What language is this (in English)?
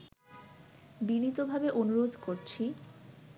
Bangla